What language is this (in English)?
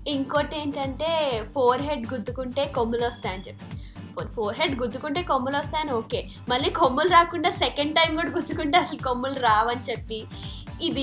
Telugu